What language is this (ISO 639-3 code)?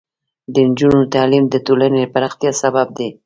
pus